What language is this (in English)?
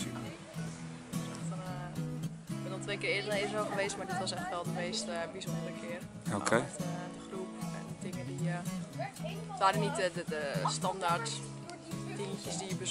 Dutch